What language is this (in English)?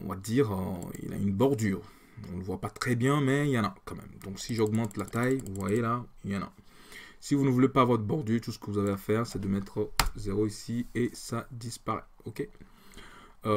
French